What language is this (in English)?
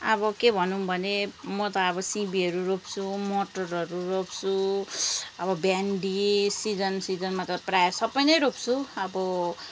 Nepali